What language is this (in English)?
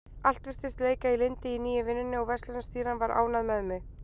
Icelandic